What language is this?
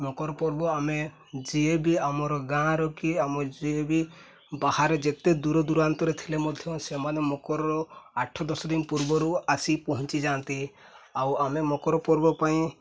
Odia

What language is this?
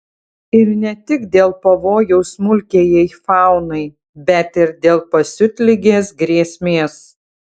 Lithuanian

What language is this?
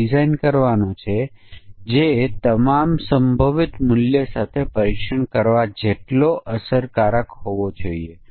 Gujarati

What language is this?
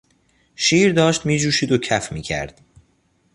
Persian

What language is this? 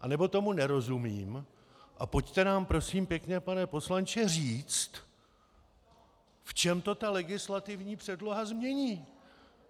Czech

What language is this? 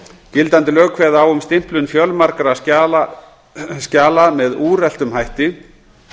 Icelandic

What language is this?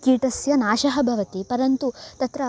Sanskrit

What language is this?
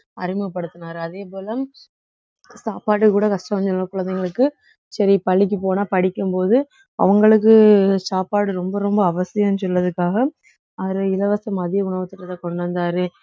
Tamil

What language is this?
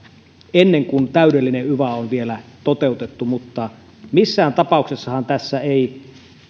Finnish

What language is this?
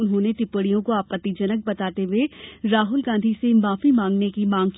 Hindi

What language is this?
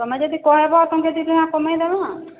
Odia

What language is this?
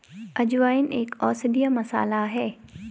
Hindi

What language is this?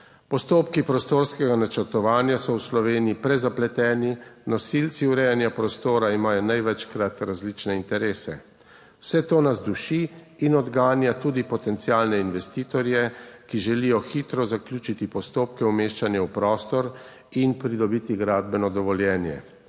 Slovenian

